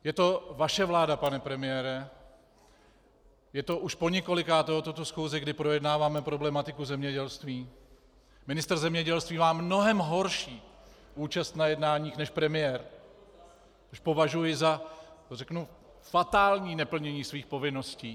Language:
Czech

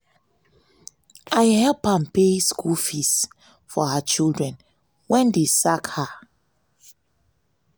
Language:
Nigerian Pidgin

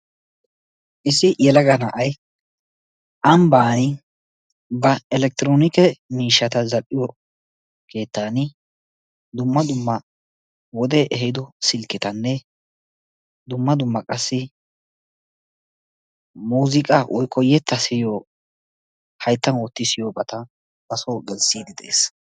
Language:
Wolaytta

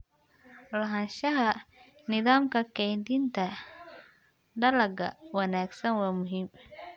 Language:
Somali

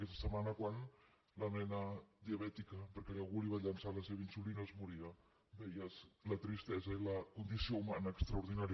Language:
Catalan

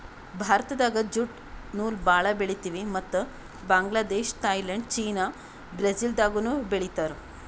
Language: Kannada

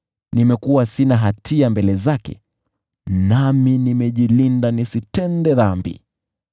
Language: Swahili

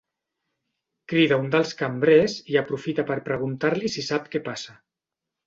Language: Catalan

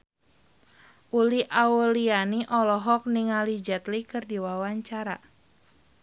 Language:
Sundanese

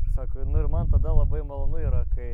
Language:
Lithuanian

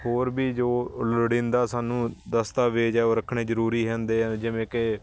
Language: Punjabi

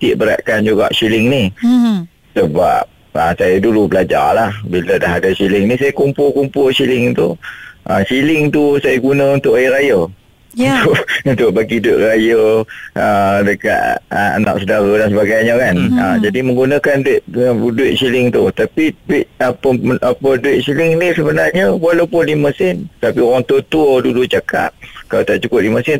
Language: Malay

